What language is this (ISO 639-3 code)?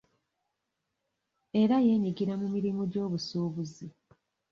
lug